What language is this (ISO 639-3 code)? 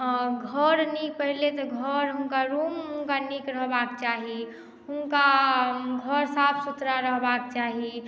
mai